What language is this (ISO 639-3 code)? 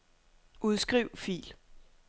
dan